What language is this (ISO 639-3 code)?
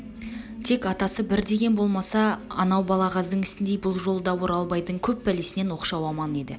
kaz